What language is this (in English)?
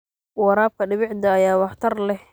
Somali